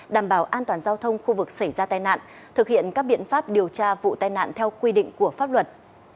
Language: Vietnamese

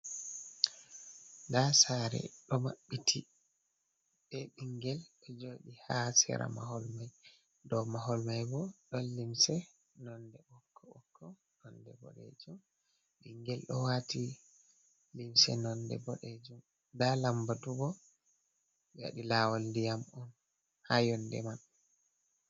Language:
Fula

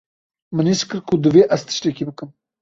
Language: Kurdish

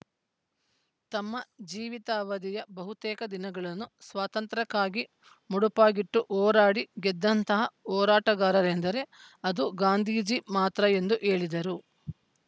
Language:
Kannada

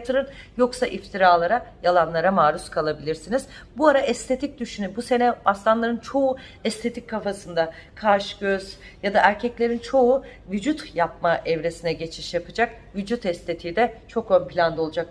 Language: Turkish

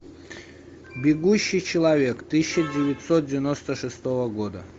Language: Russian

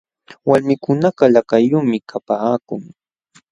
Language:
Jauja Wanca Quechua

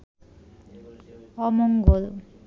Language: Bangla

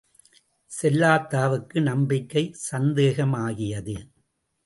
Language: Tamil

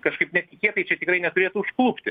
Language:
Lithuanian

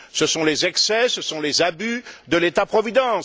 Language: French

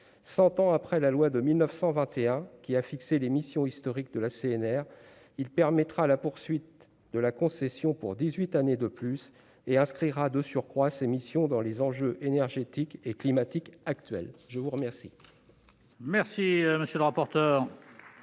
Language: French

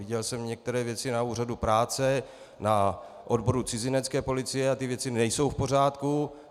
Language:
Czech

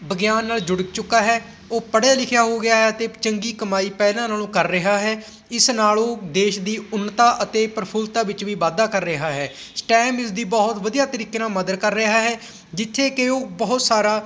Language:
Punjabi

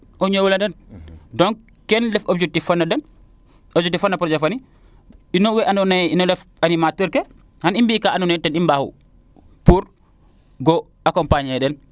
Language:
Serer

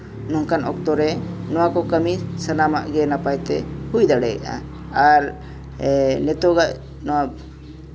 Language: Santali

